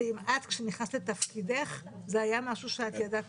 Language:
Hebrew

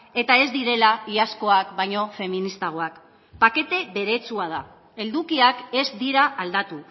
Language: Basque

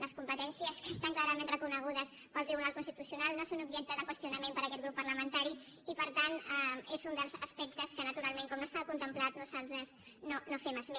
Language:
Catalan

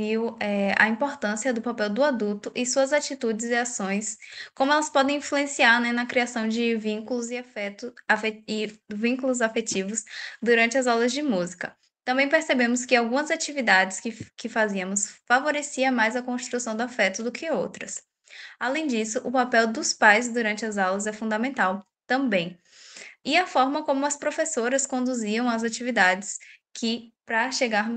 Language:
Portuguese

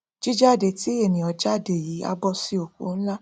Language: Yoruba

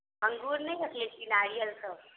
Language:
Maithili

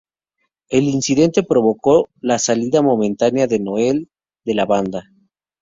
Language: Spanish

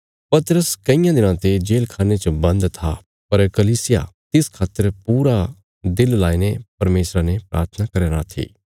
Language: Bilaspuri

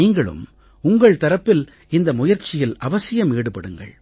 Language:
Tamil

